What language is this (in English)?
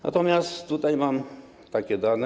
Polish